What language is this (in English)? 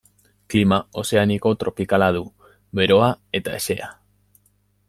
Basque